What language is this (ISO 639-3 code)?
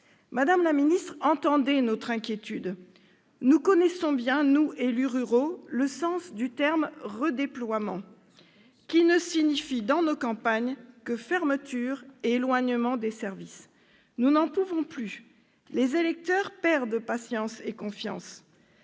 fra